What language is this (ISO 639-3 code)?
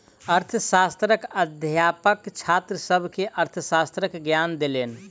mai